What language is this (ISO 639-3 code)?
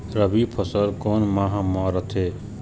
hne